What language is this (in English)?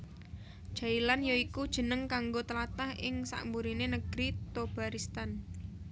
Javanese